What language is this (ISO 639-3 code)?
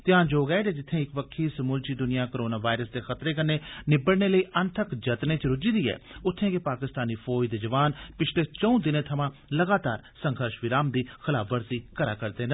doi